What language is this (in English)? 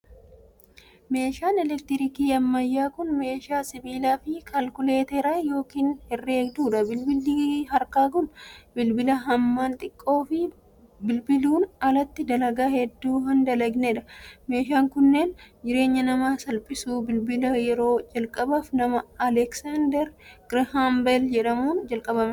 Oromo